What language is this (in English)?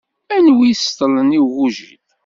Kabyle